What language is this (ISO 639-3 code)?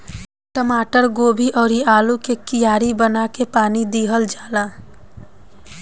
bho